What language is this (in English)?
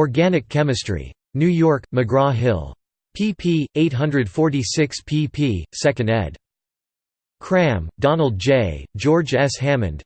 English